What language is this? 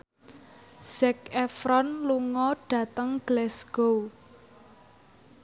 Javanese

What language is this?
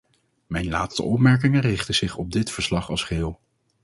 Dutch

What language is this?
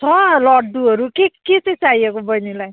Nepali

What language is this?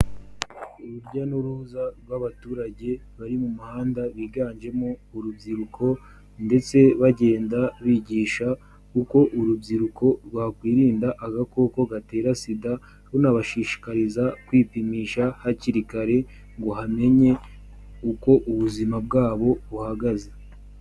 Kinyarwanda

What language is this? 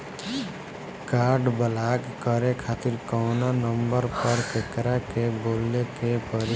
Bhojpuri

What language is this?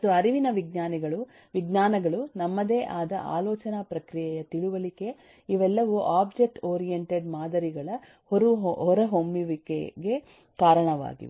Kannada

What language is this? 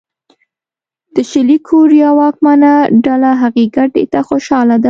Pashto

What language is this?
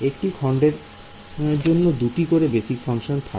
Bangla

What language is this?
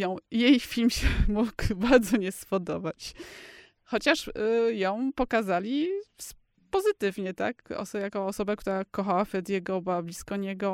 Polish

